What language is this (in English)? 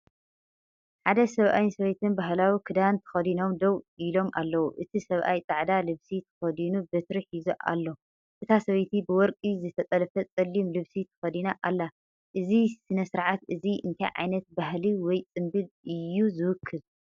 Tigrinya